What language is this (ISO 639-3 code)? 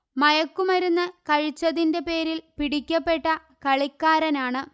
mal